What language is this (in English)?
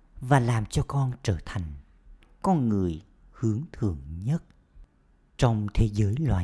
Vietnamese